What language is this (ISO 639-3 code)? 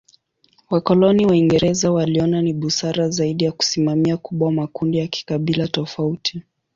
swa